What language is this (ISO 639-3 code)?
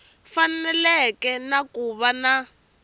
tso